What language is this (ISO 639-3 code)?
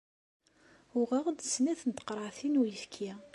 kab